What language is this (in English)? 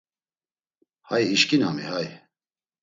Laz